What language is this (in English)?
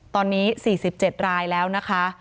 Thai